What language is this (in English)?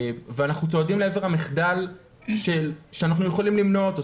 Hebrew